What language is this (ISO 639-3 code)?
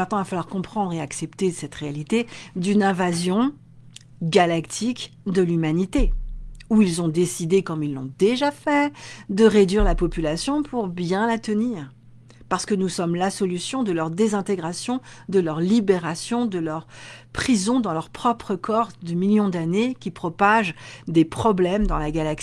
fra